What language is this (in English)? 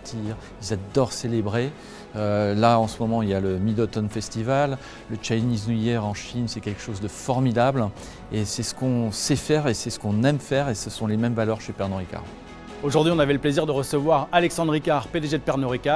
French